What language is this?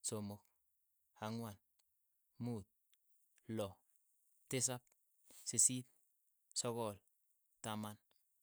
Keiyo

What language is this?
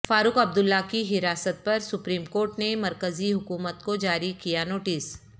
Urdu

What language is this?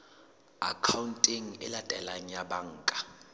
Southern Sotho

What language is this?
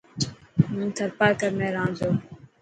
Dhatki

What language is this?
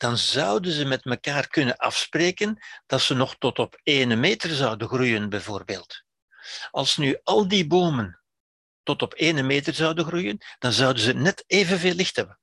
Dutch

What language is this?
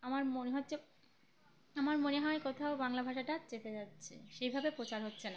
Bangla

